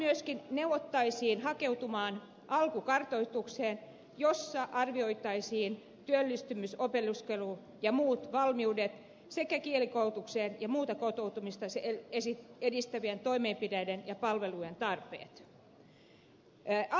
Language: Finnish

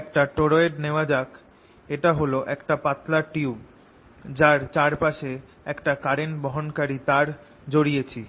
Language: Bangla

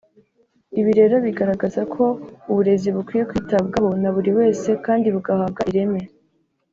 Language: Kinyarwanda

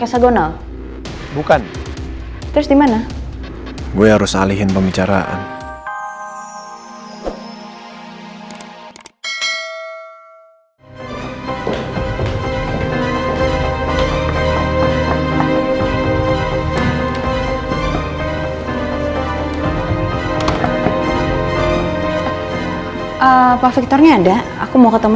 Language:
Indonesian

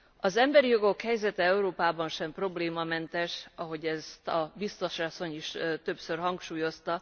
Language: Hungarian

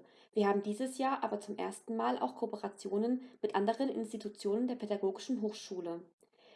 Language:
German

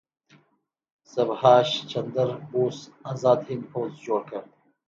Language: Pashto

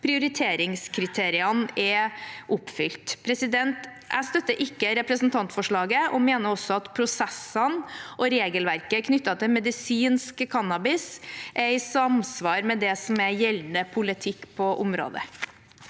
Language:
Norwegian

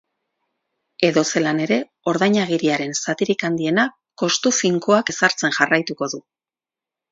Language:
Basque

